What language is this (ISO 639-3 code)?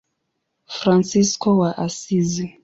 swa